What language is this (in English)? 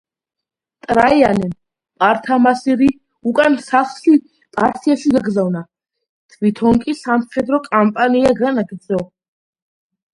Georgian